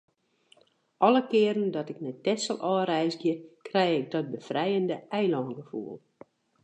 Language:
Western Frisian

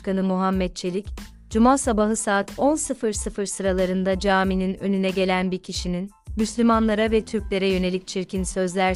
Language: Turkish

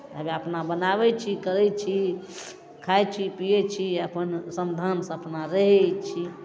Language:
Maithili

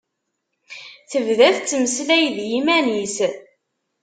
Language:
Kabyle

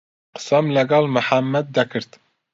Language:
Central Kurdish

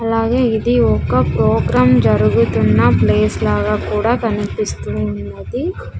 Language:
Telugu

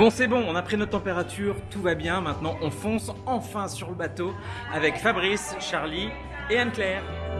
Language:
French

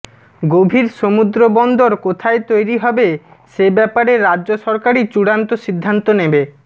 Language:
Bangla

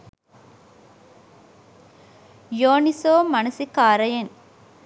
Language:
Sinhala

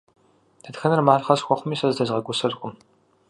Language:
Kabardian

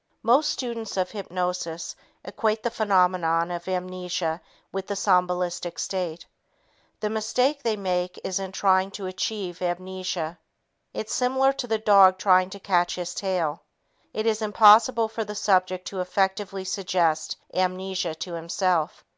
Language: English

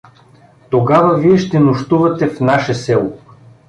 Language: Bulgarian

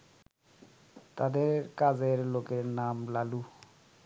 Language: Bangla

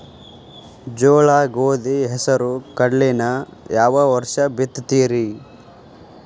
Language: Kannada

